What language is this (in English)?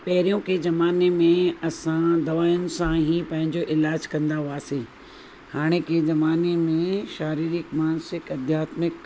Sindhi